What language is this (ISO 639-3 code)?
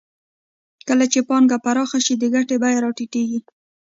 pus